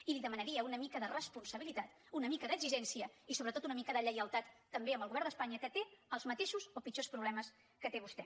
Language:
Catalan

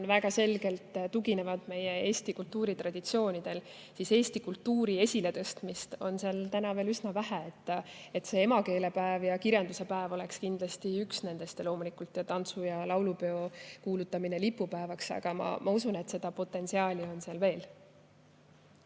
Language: Estonian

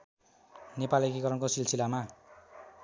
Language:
Nepali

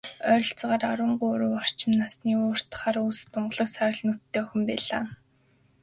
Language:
Mongolian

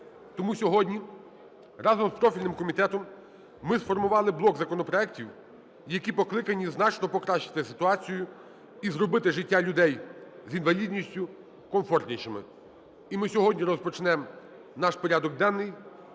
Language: Ukrainian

